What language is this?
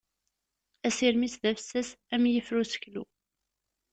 Kabyle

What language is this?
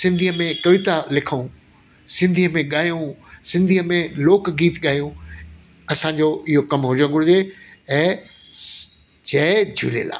Sindhi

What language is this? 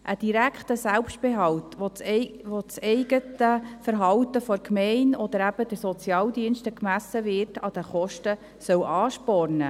Swiss German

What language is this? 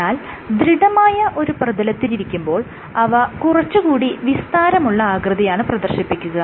Malayalam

